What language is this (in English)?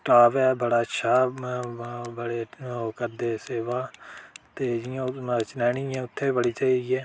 Dogri